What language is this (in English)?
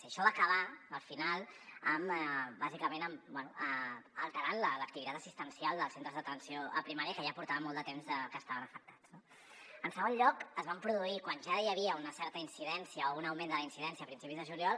Catalan